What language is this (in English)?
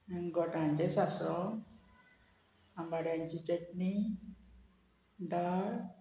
Konkani